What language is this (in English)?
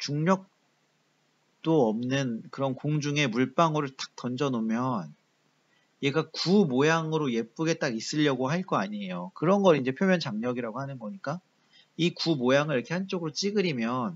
Korean